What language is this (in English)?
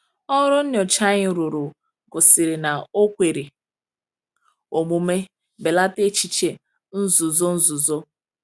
Igbo